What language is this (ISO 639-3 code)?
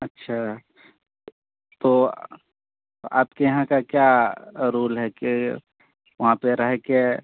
urd